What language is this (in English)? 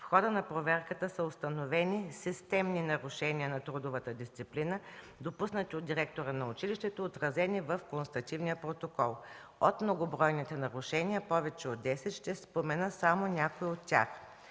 Bulgarian